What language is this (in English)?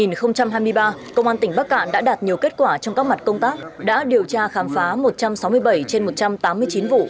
Vietnamese